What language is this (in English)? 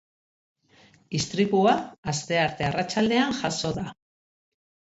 Basque